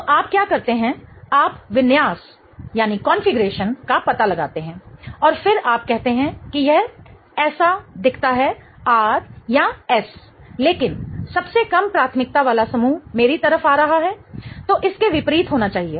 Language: Hindi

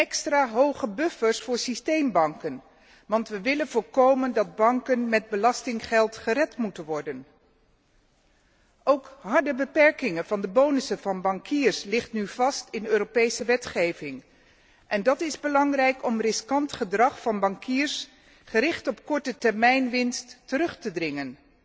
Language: Dutch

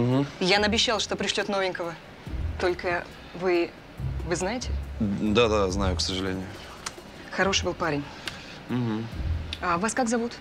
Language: Russian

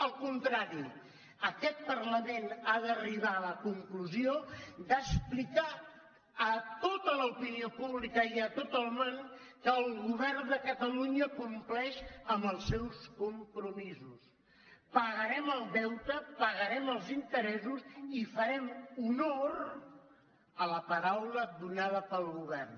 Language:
Catalan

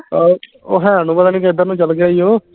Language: Punjabi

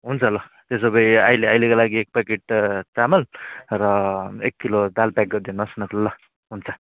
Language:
Nepali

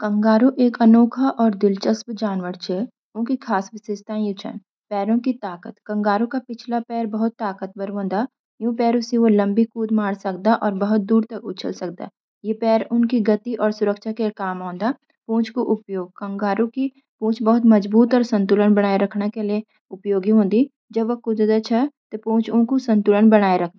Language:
Garhwali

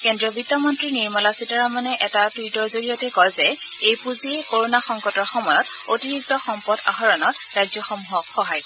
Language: Assamese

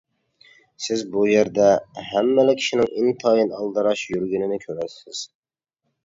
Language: Uyghur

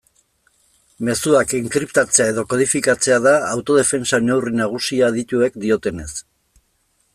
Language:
Basque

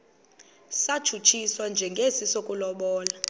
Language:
Xhosa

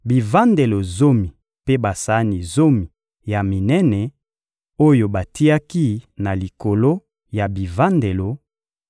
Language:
Lingala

